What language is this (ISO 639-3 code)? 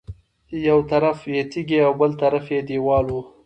pus